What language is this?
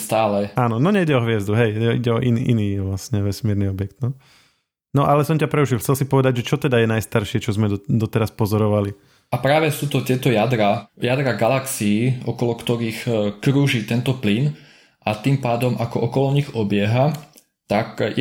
Slovak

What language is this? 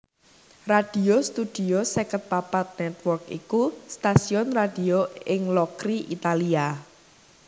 Javanese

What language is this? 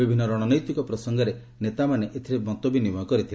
Odia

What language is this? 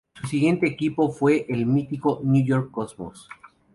Spanish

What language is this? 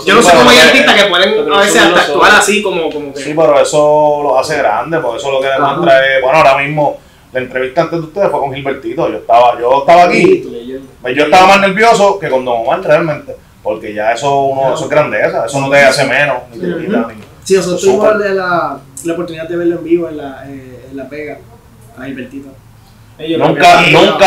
Spanish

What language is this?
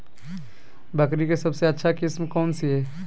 Magahi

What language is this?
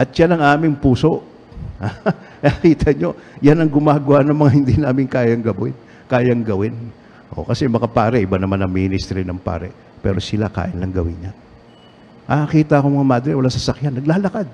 Filipino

